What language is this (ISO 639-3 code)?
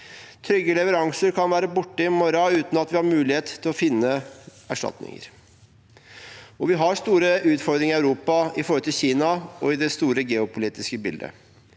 nor